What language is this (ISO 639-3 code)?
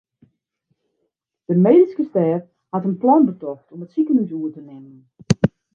fry